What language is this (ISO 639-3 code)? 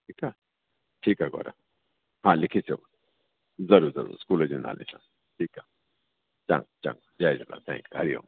snd